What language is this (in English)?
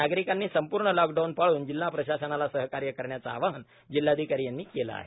Marathi